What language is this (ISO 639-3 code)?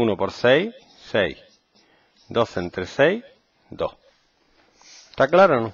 spa